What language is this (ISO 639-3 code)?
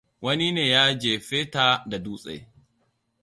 hau